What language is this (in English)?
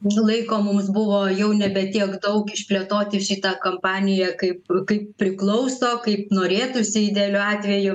Lithuanian